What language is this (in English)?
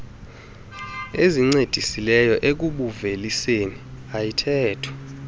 Xhosa